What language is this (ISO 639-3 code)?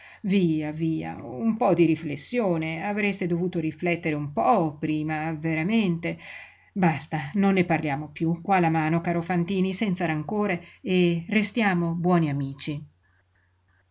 ita